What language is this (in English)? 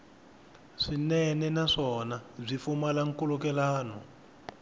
Tsonga